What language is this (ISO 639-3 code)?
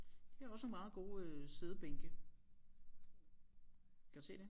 dan